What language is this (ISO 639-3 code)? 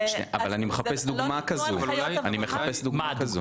heb